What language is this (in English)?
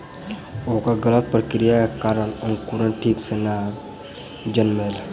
Maithili